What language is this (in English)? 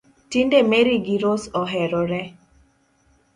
Luo (Kenya and Tanzania)